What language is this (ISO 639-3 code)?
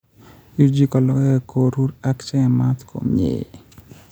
kln